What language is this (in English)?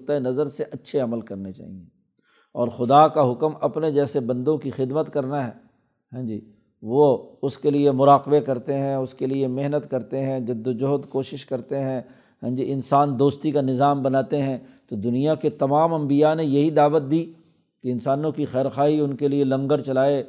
Urdu